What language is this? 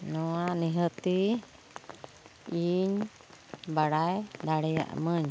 Santali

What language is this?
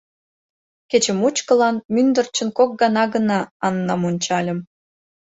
Mari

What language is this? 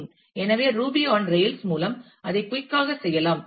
Tamil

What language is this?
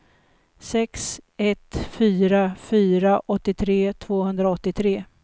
Swedish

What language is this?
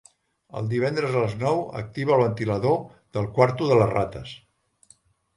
Catalan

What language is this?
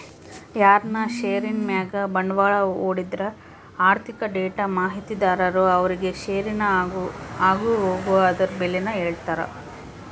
Kannada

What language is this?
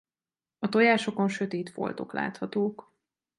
Hungarian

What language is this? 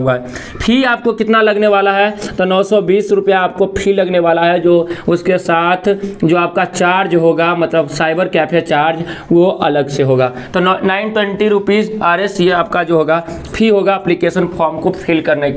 Hindi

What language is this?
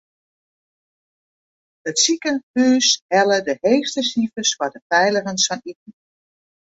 Western Frisian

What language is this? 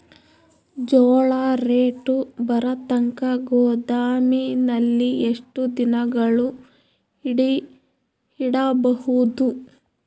Kannada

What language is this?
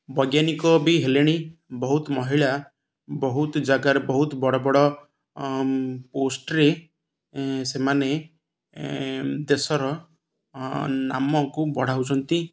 Odia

